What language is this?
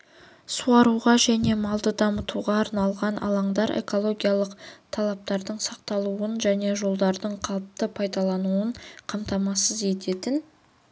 Kazakh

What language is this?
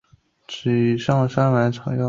Chinese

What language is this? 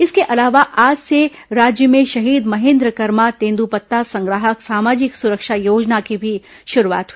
Hindi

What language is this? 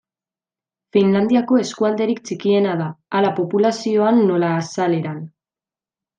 Basque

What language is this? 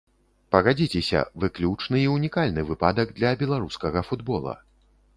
Belarusian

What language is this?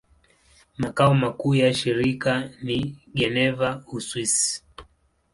Swahili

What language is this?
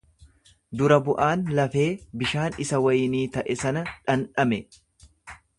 Oromo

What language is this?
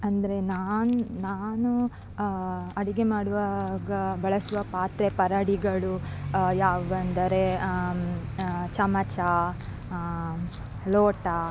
Kannada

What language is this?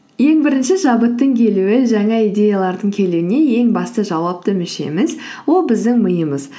Kazakh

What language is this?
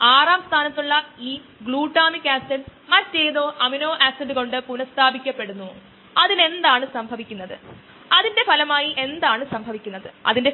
Malayalam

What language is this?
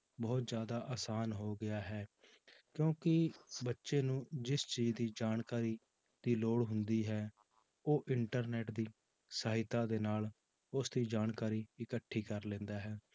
Punjabi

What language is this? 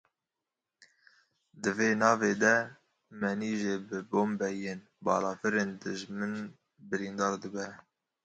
Kurdish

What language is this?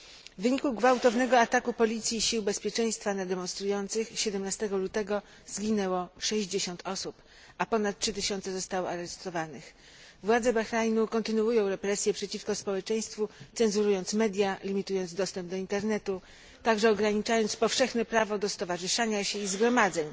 Polish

